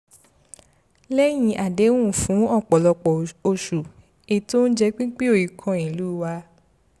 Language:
Yoruba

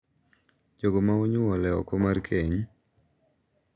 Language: Luo (Kenya and Tanzania)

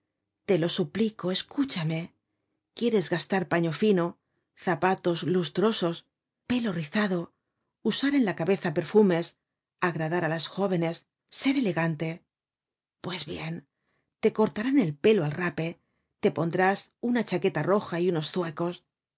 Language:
Spanish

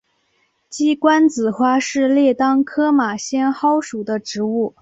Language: Chinese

